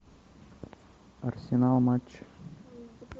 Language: Russian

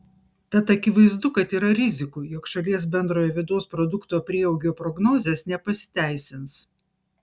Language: Lithuanian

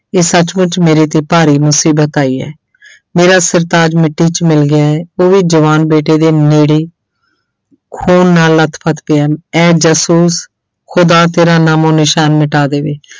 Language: Punjabi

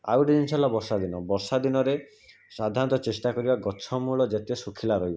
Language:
Odia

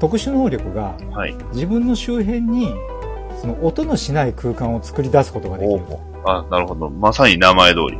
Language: Japanese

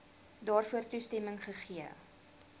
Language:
Afrikaans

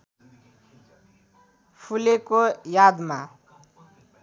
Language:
Nepali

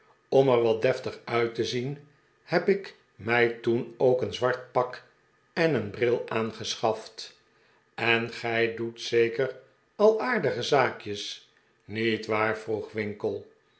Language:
Dutch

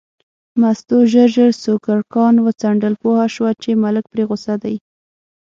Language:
Pashto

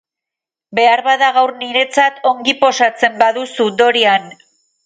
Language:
Basque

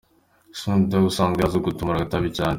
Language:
Kinyarwanda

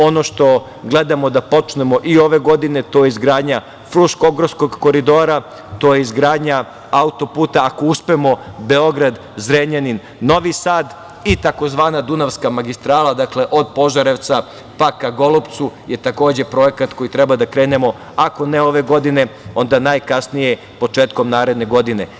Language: Serbian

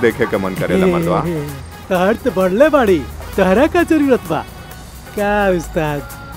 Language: Hindi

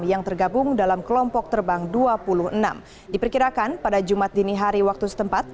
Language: Indonesian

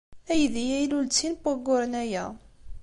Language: Kabyle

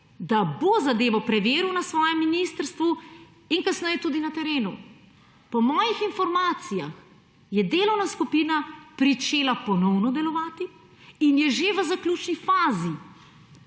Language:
Slovenian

